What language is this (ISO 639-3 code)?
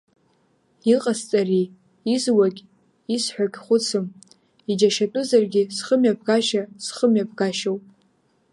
abk